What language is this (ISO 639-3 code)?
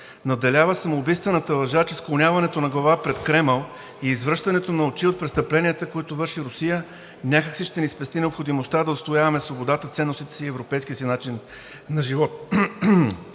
bul